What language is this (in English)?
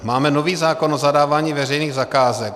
Czech